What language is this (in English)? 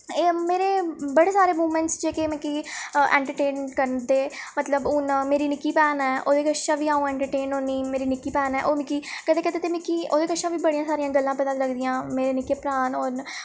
Dogri